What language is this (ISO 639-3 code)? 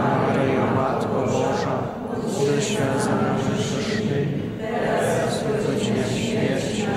pol